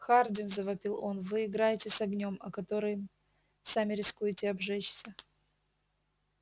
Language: Russian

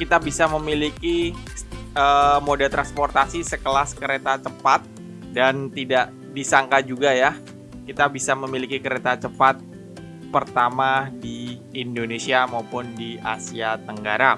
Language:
Indonesian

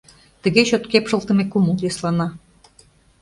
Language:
Mari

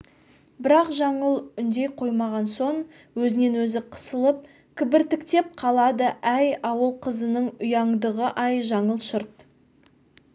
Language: Kazakh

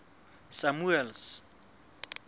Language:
Southern Sotho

